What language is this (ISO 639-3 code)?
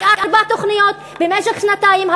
heb